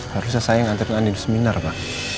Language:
Indonesian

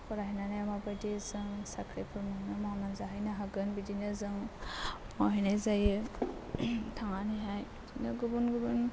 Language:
Bodo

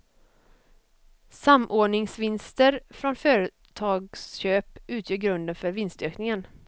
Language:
Swedish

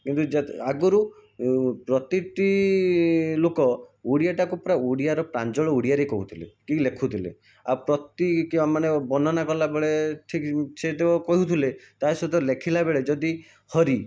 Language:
Odia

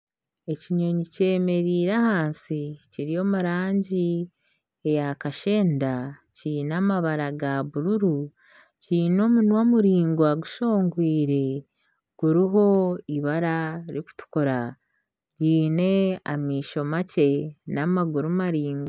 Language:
Nyankole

